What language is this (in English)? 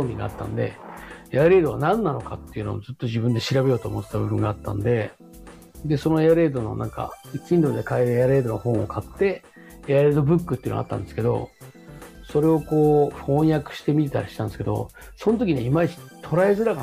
Japanese